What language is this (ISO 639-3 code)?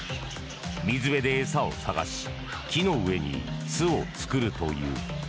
jpn